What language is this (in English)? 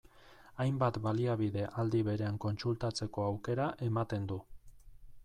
Basque